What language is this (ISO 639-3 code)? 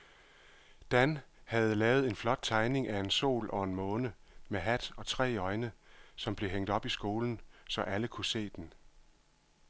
dan